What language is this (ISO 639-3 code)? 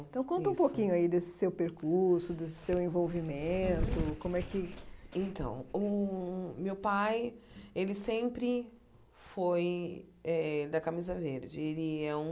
por